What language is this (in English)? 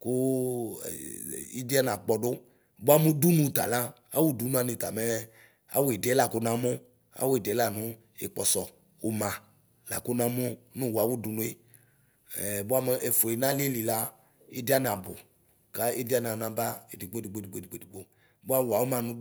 Ikposo